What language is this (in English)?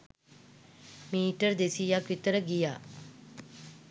Sinhala